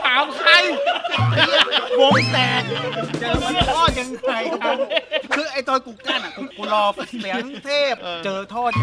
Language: Thai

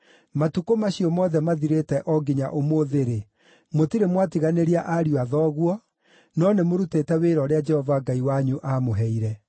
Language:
Kikuyu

